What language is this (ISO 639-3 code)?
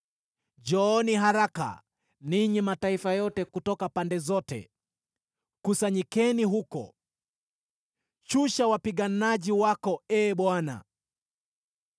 swa